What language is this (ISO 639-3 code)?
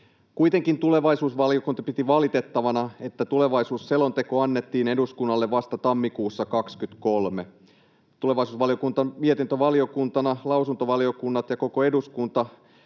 fin